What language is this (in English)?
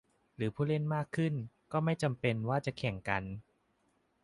Thai